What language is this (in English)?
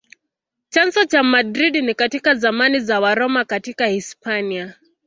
Swahili